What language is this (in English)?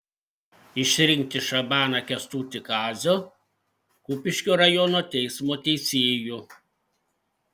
Lithuanian